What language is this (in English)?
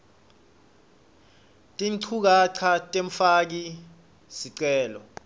Swati